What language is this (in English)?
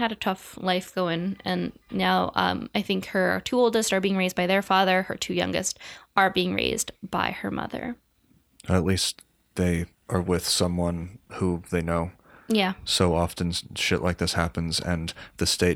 English